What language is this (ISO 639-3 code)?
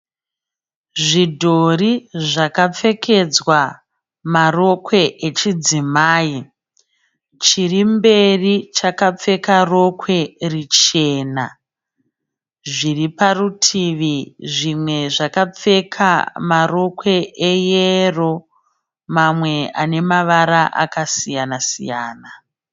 sna